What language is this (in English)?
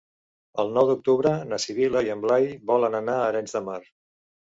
Catalan